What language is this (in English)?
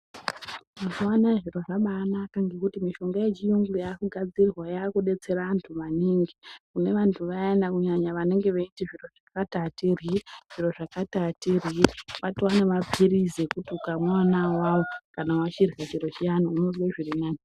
Ndau